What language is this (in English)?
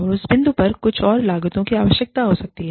Hindi